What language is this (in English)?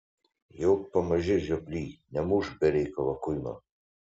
Lithuanian